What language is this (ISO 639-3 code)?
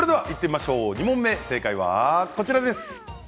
jpn